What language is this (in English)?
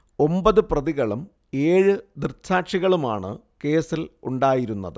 Malayalam